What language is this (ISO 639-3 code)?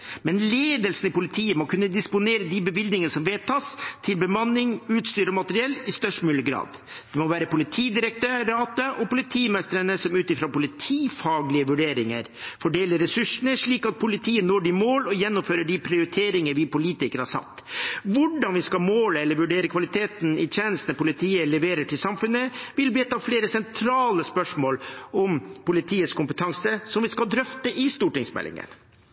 nob